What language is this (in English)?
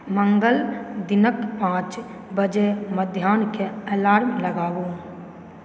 Maithili